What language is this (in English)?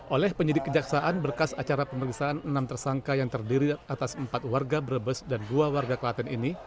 Indonesian